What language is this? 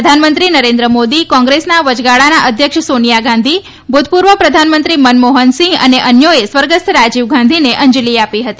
Gujarati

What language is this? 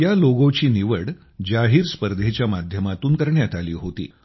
Marathi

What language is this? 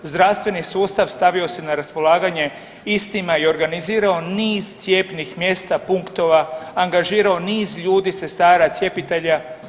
Croatian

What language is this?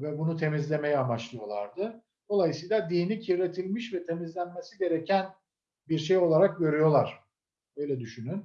Turkish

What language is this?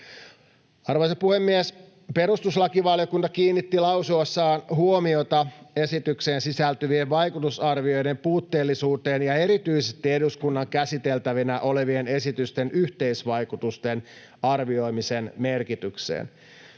Finnish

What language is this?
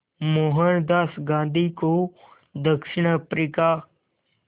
Hindi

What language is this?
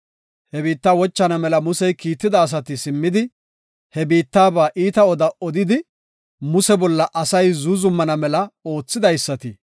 Gofa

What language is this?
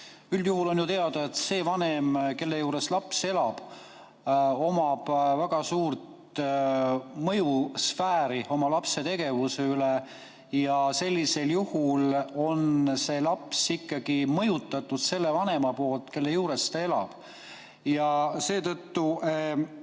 Estonian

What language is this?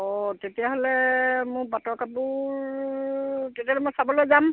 Assamese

